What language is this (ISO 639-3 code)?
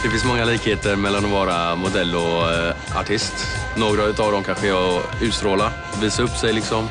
swe